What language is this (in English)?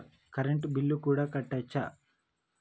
Telugu